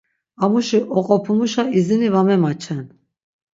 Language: Laz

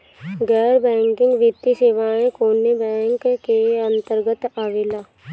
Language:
Bhojpuri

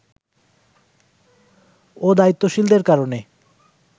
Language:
Bangla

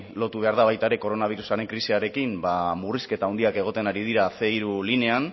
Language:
Basque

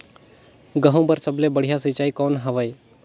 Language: Chhattisgarhi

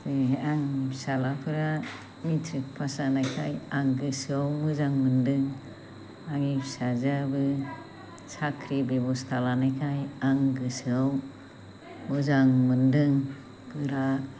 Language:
Bodo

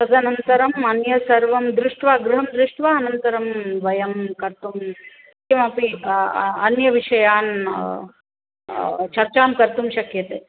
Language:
Sanskrit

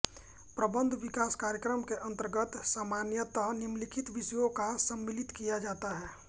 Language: Hindi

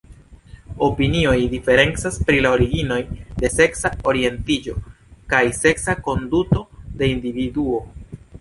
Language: Esperanto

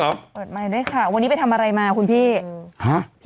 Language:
Thai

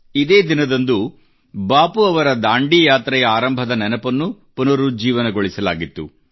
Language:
Kannada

